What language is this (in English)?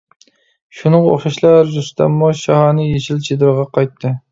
Uyghur